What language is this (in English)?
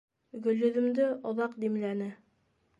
Bashkir